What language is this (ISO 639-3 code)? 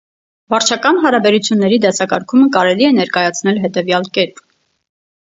hye